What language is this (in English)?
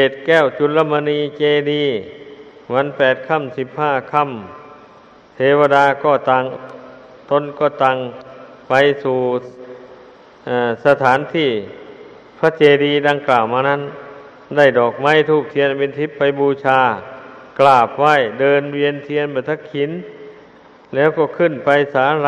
Thai